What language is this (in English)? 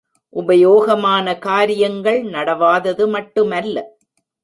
Tamil